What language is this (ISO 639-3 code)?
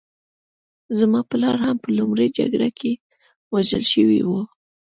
pus